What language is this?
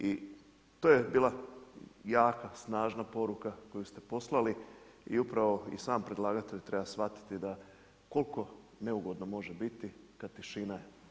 Croatian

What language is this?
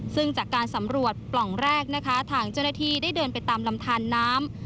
Thai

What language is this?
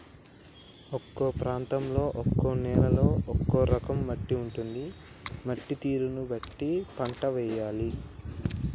Telugu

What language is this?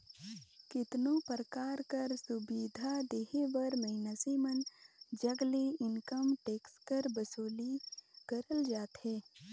Chhattisgarhi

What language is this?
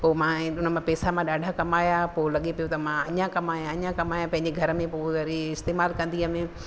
Sindhi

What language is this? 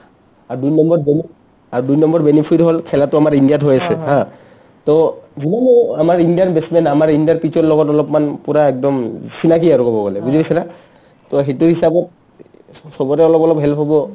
Assamese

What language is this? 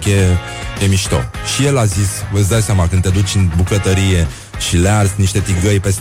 Romanian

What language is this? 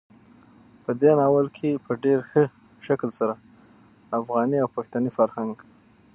Pashto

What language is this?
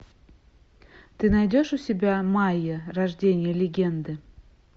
Russian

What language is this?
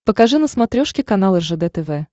Russian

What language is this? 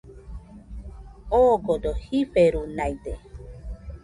Nüpode Huitoto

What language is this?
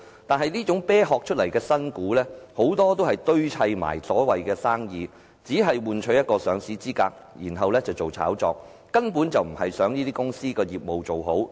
Cantonese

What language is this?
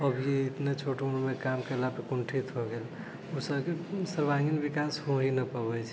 Maithili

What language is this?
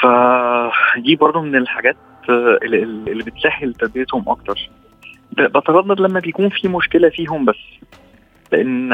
Arabic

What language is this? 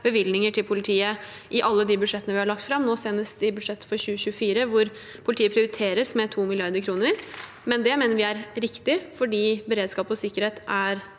Norwegian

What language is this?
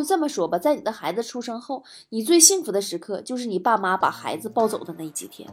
Chinese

